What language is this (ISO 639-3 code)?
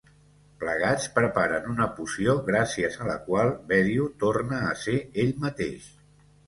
cat